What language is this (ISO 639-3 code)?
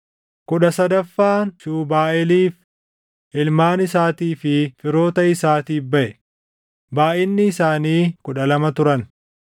orm